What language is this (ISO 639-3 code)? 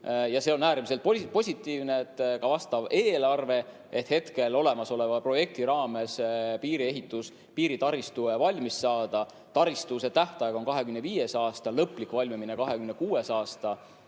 est